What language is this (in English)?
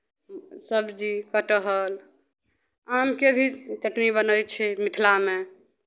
Maithili